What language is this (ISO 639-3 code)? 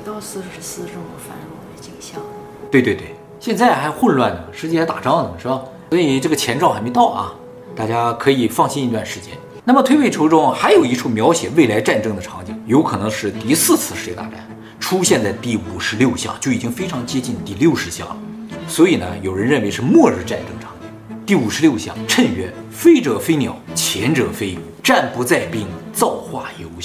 zho